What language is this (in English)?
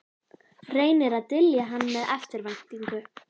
Icelandic